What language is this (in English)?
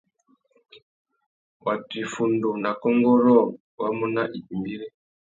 Tuki